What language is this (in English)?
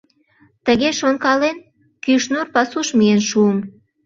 Mari